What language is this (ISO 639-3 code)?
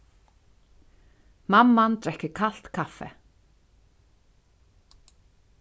fao